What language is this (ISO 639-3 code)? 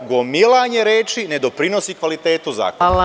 srp